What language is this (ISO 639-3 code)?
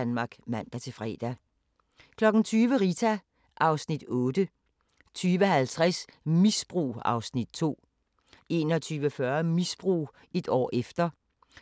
dan